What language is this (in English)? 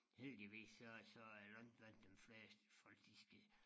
Danish